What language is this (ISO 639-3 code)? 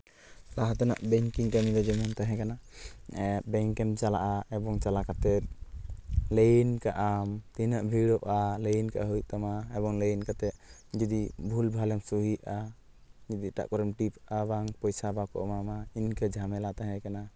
sat